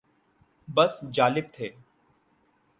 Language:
Urdu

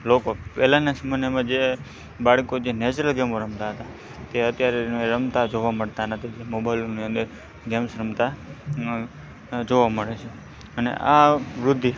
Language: Gujarati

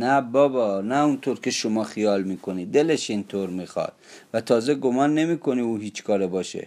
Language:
Persian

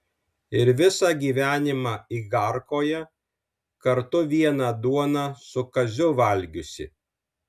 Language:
Lithuanian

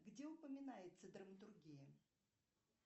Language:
Russian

